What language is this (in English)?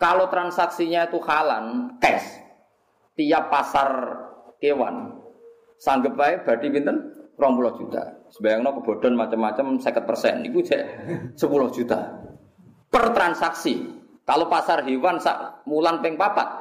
Indonesian